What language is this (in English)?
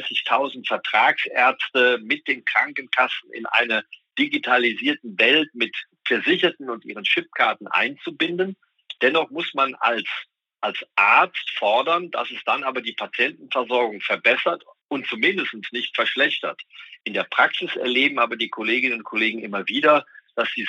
German